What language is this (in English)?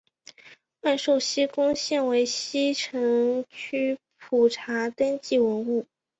Chinese